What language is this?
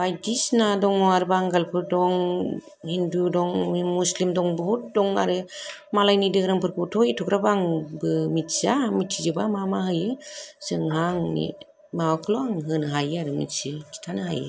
Bodo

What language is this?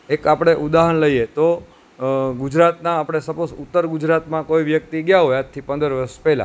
Gujarati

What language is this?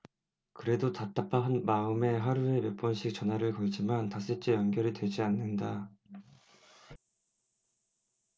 Korean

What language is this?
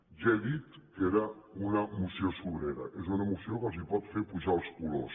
Catalan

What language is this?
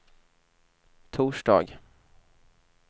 Swedish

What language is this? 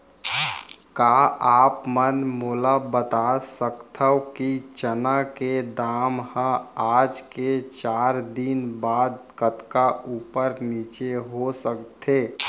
Chhattisgarhi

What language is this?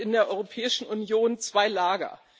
German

